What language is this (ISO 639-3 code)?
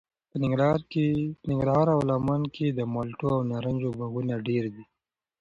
pus